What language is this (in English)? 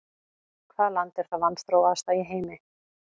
Icelandic